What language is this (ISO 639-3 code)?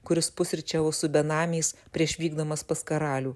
lit